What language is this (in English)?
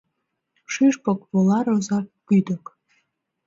Mari